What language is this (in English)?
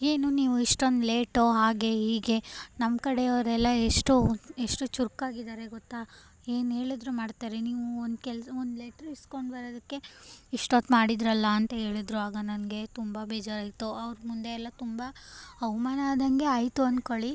Kannada